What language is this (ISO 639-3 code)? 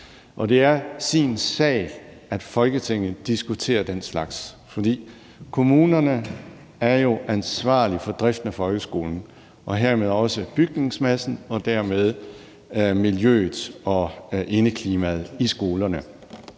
dan